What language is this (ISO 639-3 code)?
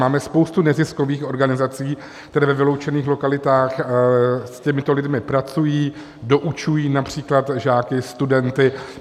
ces